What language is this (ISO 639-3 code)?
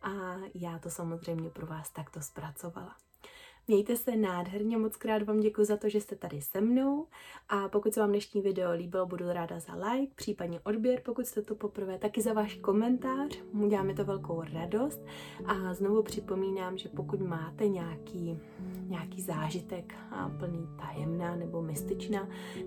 ces